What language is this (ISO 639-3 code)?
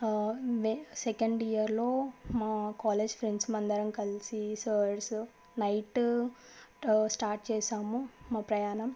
tel